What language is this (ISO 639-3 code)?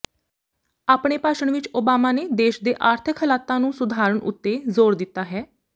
pan